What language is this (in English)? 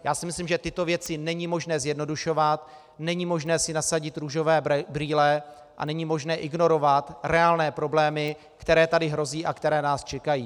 Czech